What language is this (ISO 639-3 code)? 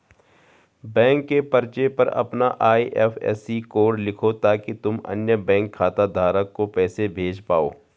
hin